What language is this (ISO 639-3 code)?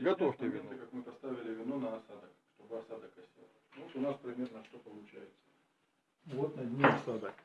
rus